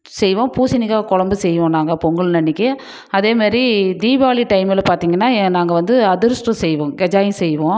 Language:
Tamil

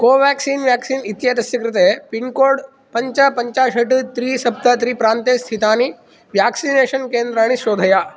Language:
Sanskrit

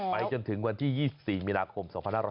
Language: Thai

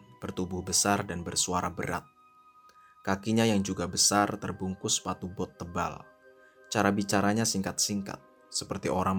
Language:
Indonesian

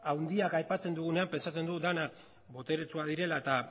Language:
Basque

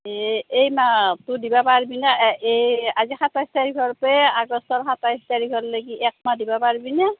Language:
Assamese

